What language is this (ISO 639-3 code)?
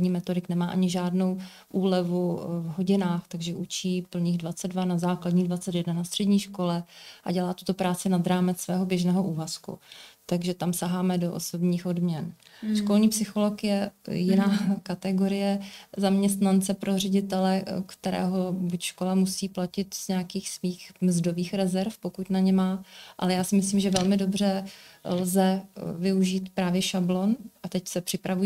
ces